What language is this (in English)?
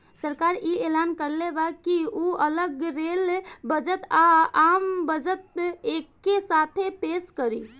Bhojpuri